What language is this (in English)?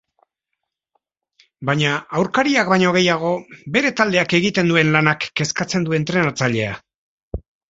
Basque